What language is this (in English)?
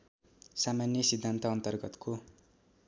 Nepali